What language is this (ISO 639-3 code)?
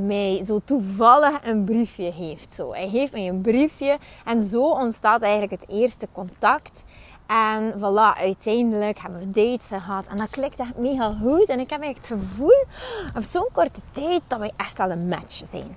nld